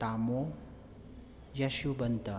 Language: Manipuri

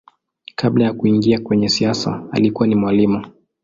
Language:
Swahili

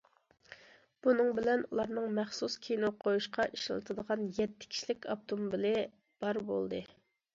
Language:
Uyghur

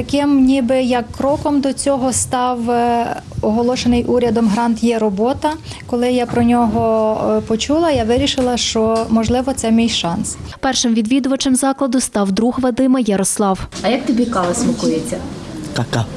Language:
Ukrainian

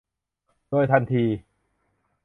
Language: Thai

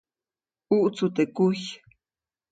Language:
Copainalá Zoque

